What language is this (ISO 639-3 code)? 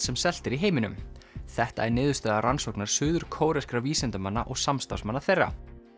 isl